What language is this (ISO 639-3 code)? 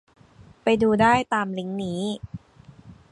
tha